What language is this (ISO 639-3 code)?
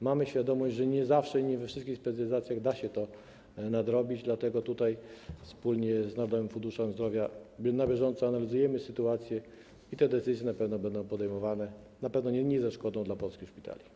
pol